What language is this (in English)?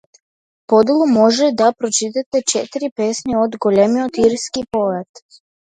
Macedonian